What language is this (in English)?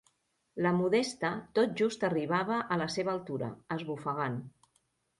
Catalan